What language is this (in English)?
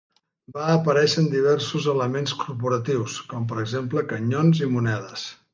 Catalan